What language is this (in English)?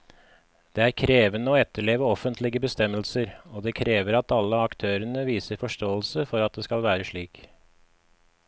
Norwegian